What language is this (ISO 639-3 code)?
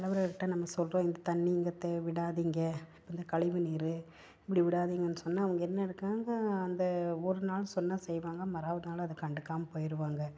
tam